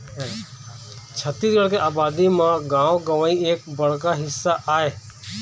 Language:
Chhattisgarhi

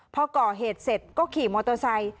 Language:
Thai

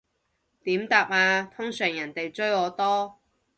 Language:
Cantonese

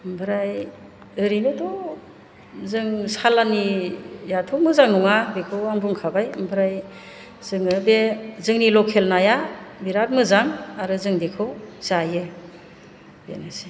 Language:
Bodo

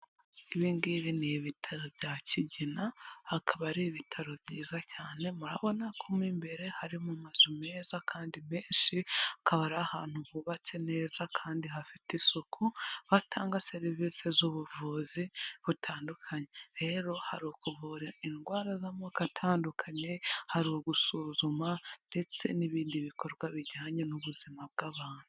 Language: Kinyarwanda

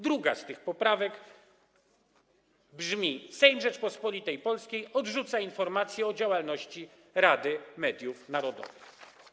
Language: Polish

